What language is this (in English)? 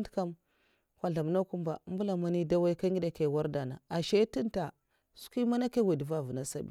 Mafa